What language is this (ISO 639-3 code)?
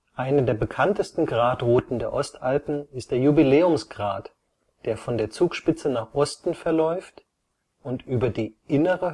deu